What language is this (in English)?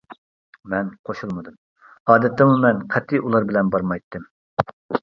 Uyghur